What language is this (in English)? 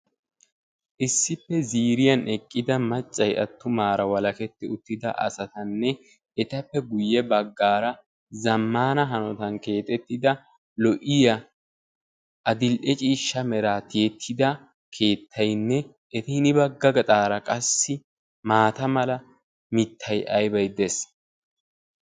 Wolaytta